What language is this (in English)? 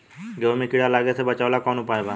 Bhojpuri